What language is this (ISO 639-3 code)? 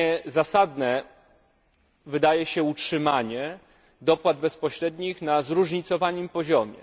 pol